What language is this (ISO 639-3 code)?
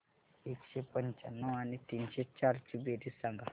mar